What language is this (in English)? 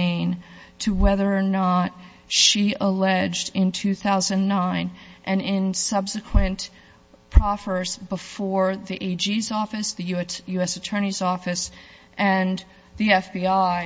English